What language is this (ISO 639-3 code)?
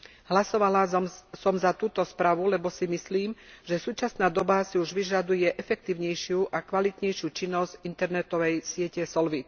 slk